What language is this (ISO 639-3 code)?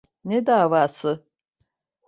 tur